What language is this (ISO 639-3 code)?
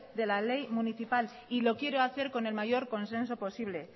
spa